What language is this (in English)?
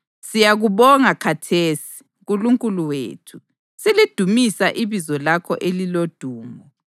North Ndebele